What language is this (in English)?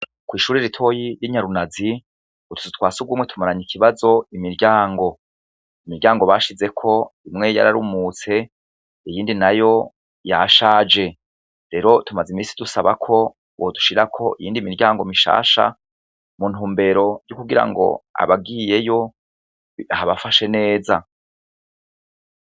Rundi